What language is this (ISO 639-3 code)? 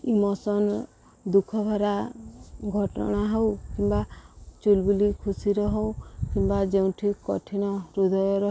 ori